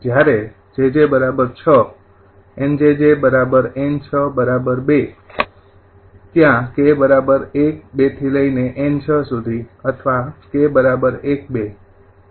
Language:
Gujarati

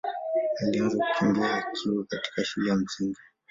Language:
Swahili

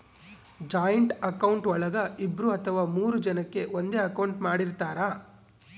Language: Kannada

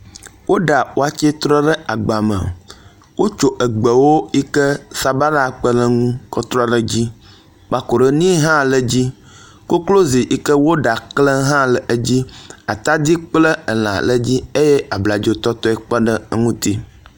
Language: Ewe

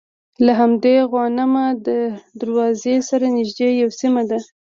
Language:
Pashto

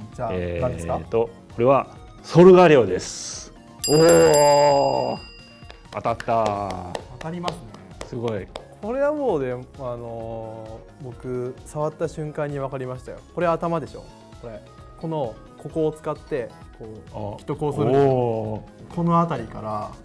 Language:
Japanese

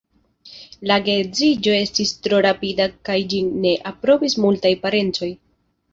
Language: Esperanto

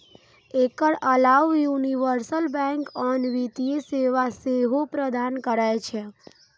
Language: Maithili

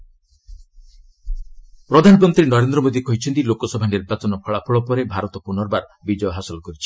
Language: Odia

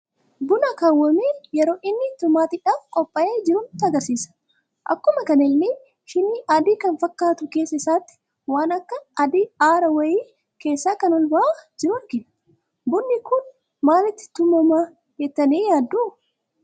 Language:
Oromo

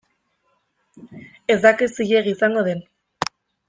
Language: Basque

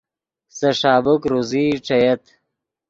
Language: Yidgha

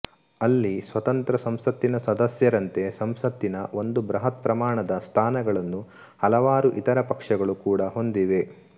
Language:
Kannada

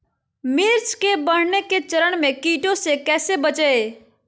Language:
Magahi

